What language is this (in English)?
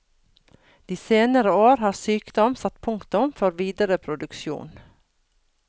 Norwegian